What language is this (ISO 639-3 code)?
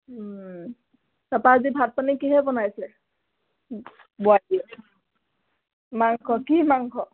asm